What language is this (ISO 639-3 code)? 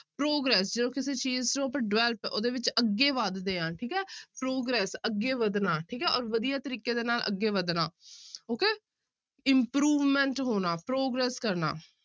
pan